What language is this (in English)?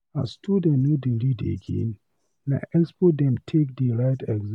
Nigerian Pidgin